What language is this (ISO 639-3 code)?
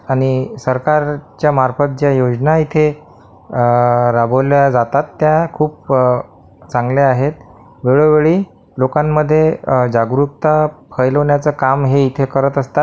mar